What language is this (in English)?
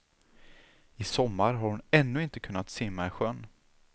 Swedish